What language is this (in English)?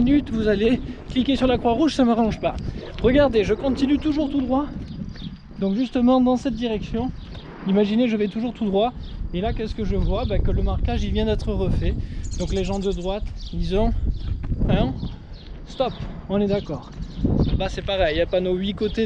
French